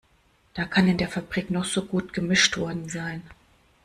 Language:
German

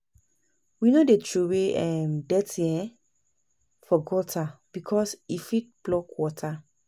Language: Nigerian Pidgin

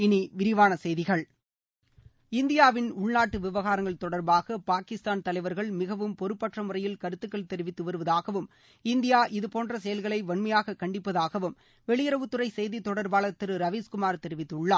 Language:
Tamil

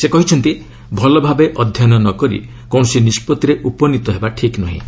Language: Odia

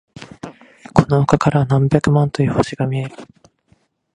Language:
Japanese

